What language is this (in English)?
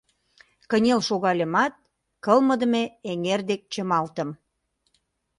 Mari